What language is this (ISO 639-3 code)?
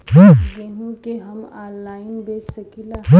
bho